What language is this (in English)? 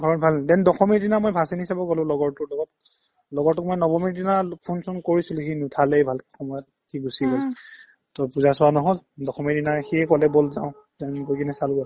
Assamese